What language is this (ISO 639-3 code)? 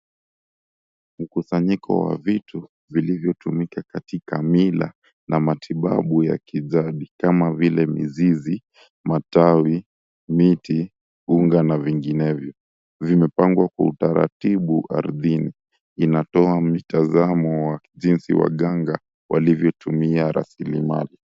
swa